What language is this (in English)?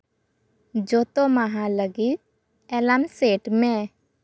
Santali